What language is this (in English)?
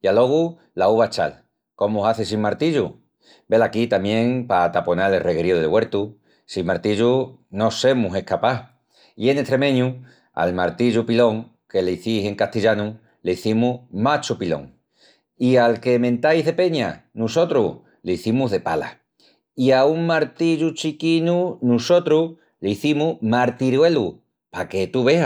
Extremaduran